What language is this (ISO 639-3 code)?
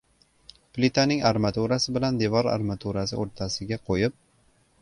uzb